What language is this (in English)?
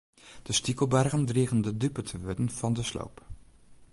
Western Frisian